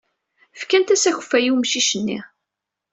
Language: Kabyle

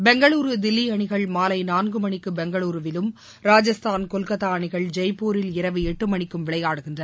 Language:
Tamil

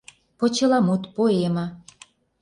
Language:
Mari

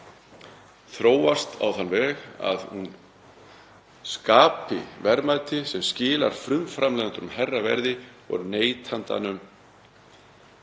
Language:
Icelandic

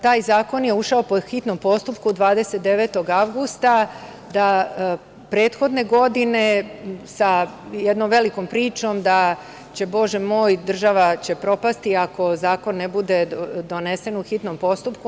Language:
Serbian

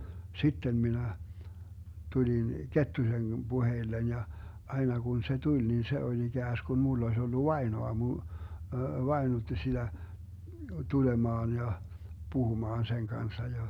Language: Finnish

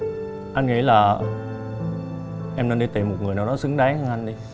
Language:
Vietnamese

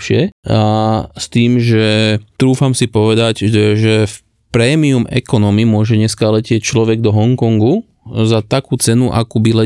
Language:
Slovak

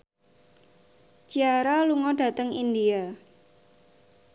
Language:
Javanese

